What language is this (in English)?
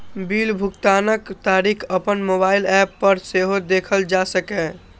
Maithili